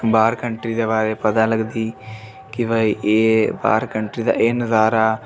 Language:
Dogri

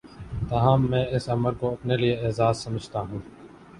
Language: Urdu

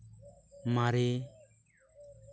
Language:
Santali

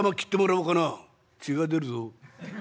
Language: Japanese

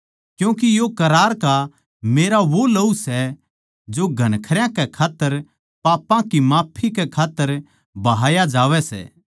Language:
Haryanvi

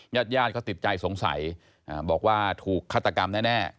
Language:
Thai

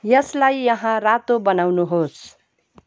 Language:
Nepali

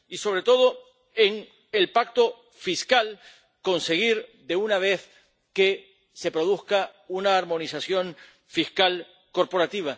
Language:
Spanish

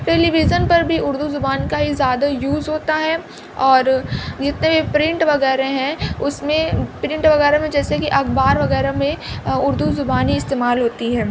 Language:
Urdu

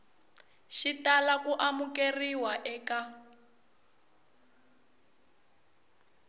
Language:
Tsonga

